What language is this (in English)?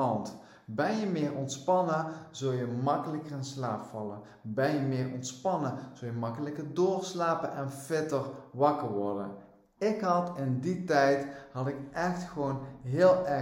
Dutch